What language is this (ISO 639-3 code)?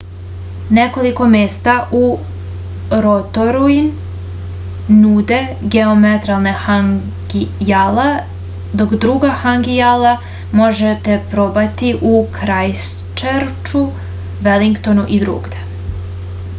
srp